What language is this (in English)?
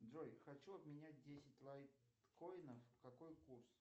Russian